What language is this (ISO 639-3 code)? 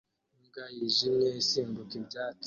kin